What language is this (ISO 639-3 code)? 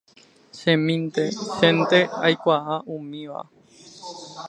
grn